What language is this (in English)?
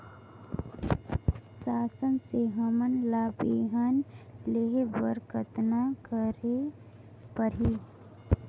Chhattisgarhi